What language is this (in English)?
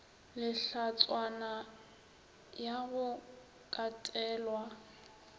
Northern Sotho